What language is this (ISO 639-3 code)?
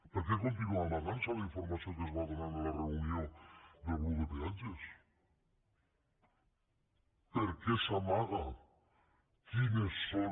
cat